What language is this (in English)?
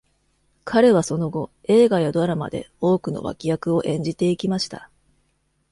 Japanese